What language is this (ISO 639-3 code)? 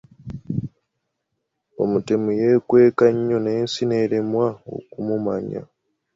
lug